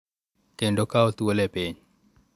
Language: Luo (Kenya and Tanzania)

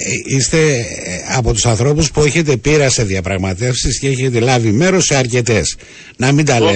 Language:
Greek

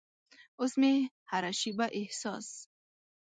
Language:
Pashto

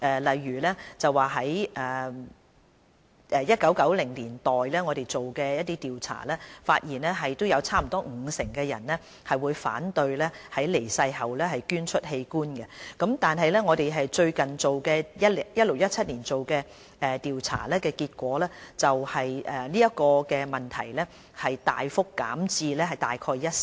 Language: Cantonese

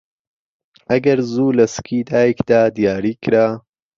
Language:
Central Kurdish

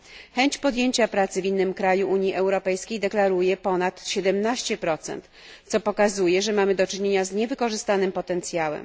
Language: Polish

